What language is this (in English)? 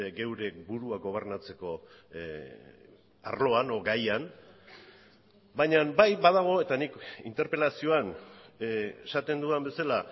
Basque